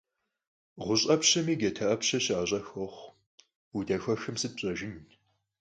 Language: Kabardian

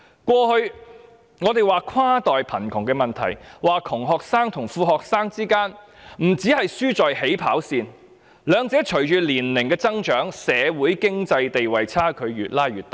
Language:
Cantonese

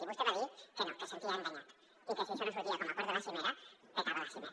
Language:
Catalan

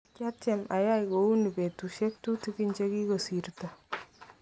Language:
Kalenjin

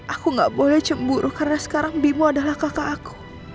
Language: Indonesian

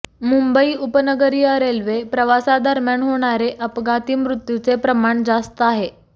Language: Marathi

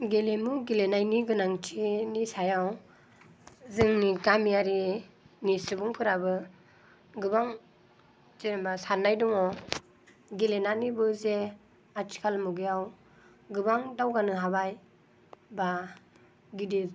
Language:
Bodo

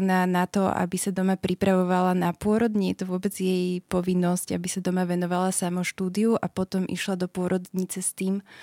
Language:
Slovak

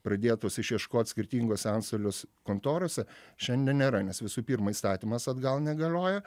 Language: Lithuanian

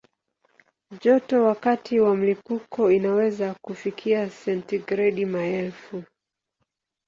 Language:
Swahili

